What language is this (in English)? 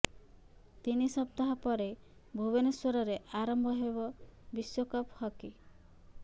Odia